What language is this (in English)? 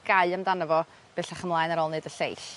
Welsh